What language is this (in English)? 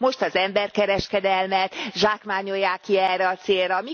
Hungarian